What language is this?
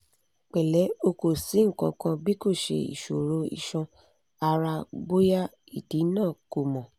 Yoruba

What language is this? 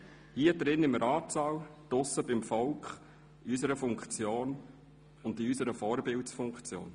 Swiss German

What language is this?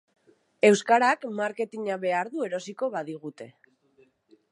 Basque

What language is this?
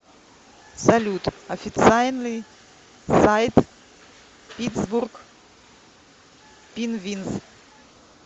Russian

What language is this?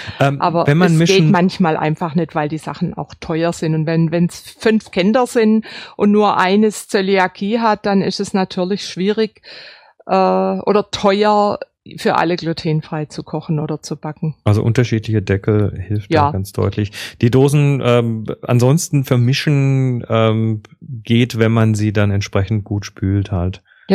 German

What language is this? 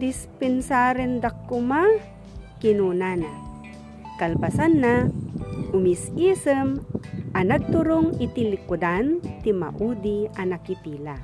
Filipino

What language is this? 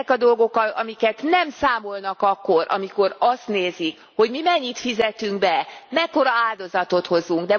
Hungarian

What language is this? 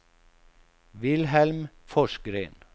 Swedish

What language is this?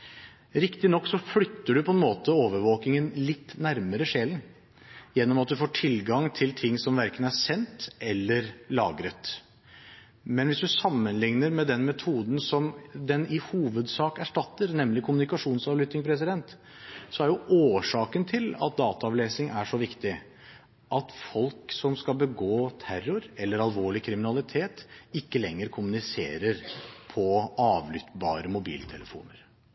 Norwegian Bokmål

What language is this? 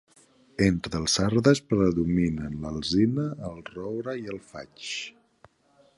Catalan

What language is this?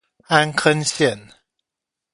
Chinese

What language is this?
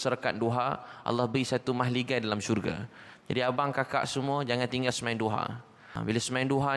Malay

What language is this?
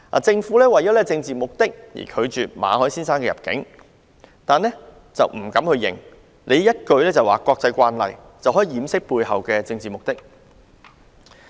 Cantonese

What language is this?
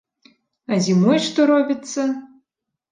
Belarusian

